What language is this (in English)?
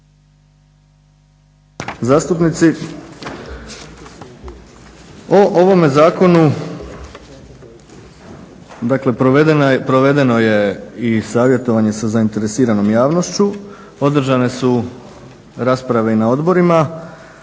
Croatian